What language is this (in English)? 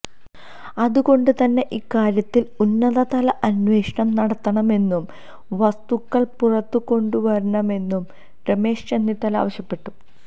Malayalam